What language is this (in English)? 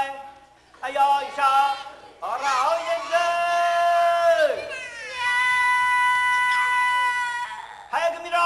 Japanese